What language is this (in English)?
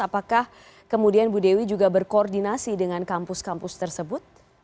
Indonesian